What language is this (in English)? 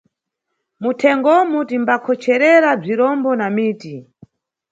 Nyungwe